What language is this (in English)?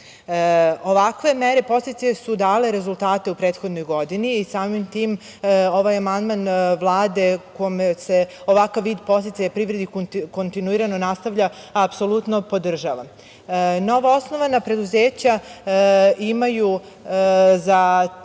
Serbian